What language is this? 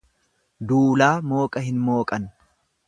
Oromo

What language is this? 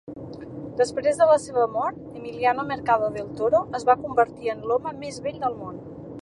Catalan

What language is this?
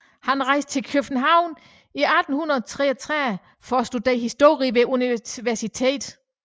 Danish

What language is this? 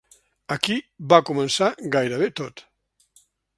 Catalan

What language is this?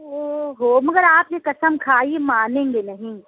Urdu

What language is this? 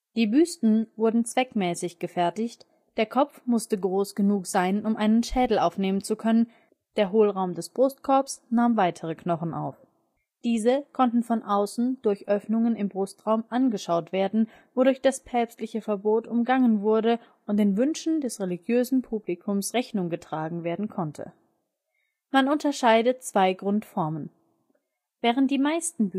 German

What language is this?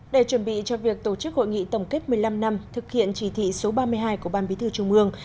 Vietnamese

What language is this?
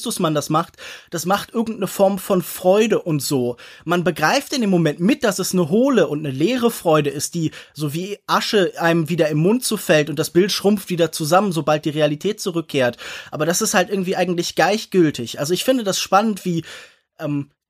German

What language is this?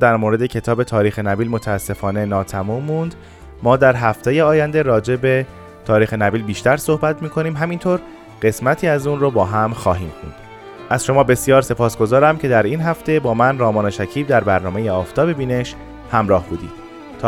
Persian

